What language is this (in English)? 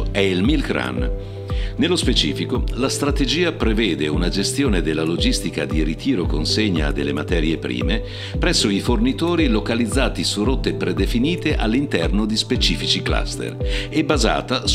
Italian